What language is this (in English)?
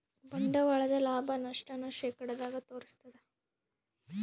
Kannada